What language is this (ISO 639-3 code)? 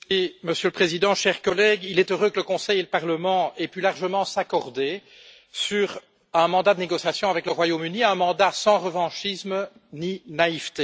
fra